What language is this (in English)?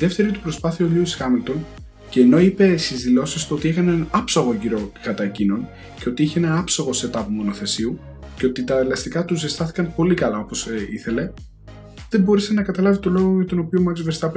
Greek